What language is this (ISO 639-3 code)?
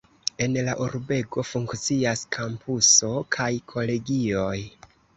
epo